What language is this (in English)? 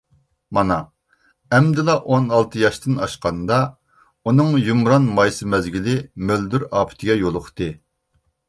Uyghur